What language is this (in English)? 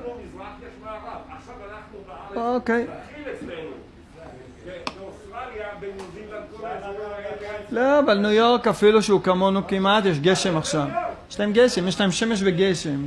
Hebrew